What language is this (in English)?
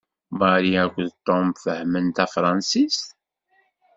Kabyle